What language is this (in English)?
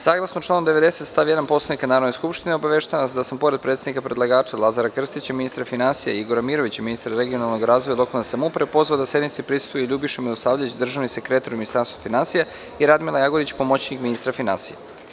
Serbian